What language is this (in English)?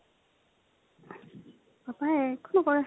Assamese